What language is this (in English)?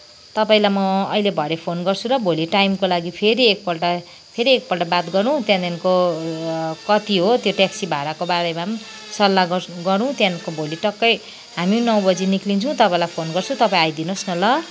Nepali